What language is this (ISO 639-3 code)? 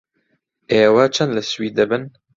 ckb